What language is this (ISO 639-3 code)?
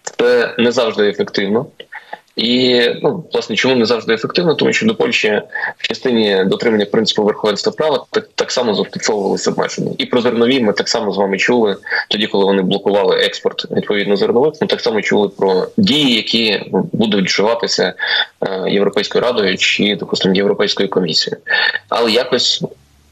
ukr